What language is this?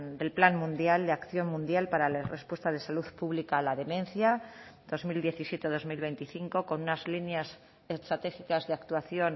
Spanish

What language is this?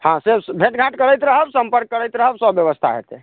Maithili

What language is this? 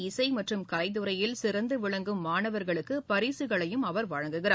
Tamil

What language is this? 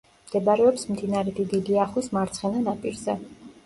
Georgian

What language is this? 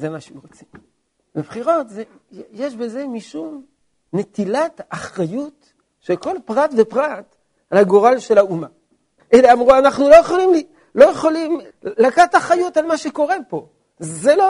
Hebrew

